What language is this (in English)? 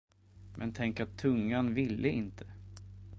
Swedish